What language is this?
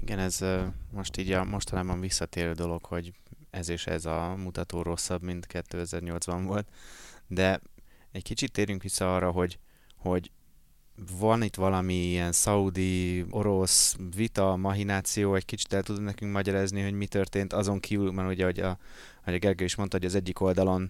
Hungarian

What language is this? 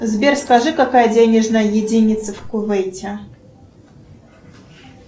Russian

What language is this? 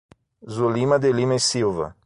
Portuguese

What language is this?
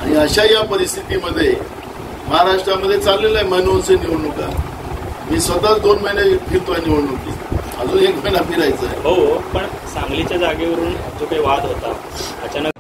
Marathi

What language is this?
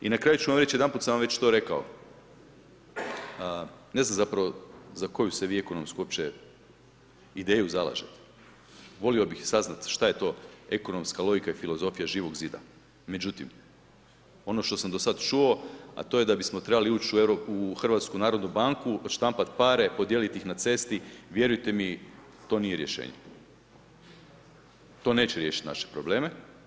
Croatian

